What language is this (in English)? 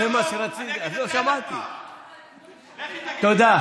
Hebrew